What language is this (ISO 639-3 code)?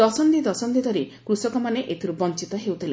ori